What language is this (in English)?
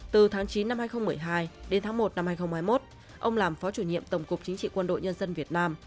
Vietnamese